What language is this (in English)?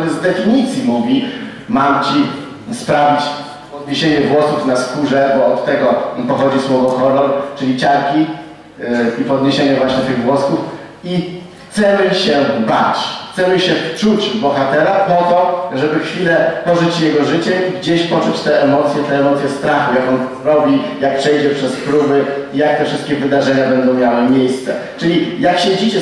Polish